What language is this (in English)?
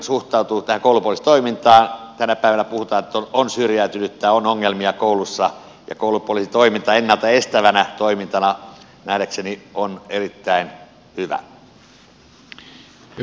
Finnish